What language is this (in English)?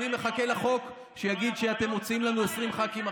Hebrew